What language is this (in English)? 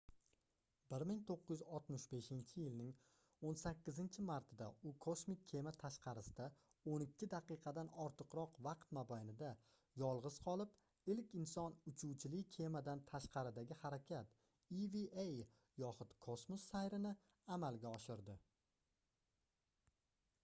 Uzbek